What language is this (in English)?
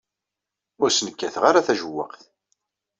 Kabyle